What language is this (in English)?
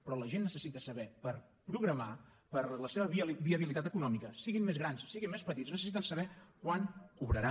Catalan